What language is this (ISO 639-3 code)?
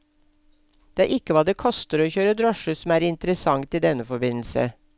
nor